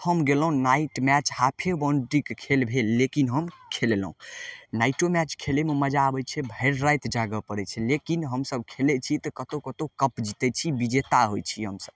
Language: Maithili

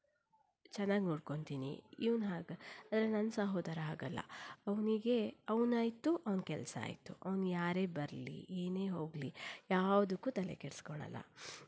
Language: Kannada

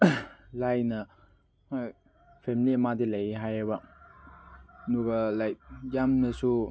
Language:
Manipuri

